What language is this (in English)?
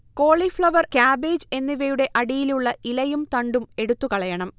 Malayalam